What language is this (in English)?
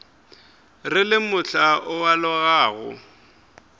Northern Sotho